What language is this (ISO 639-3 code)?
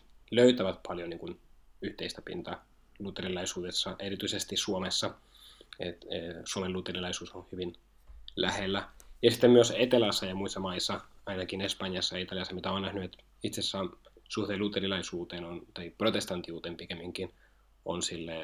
fin